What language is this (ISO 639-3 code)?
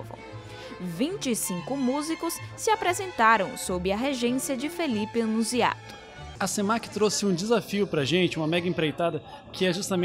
por